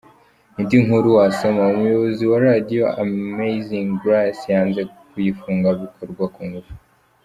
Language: Kinyarwanda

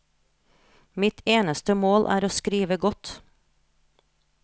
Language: Norwegian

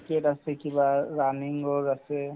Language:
Assamese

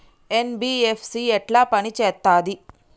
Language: Telugu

